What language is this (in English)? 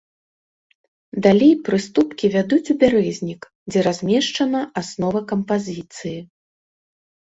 Belarusian